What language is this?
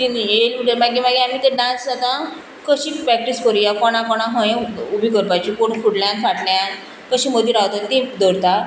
Konkani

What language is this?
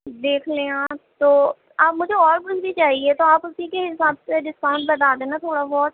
Urdu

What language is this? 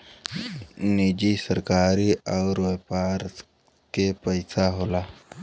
Bhojpuri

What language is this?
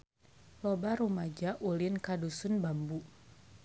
Sundanese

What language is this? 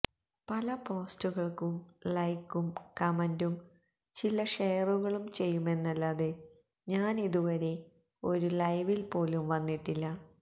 Malayalam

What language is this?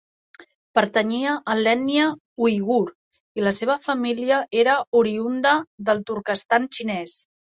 Catalan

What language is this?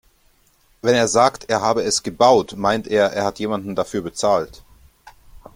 German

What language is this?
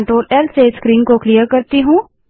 Hindi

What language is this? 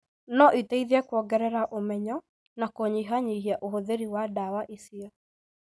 Kikuyu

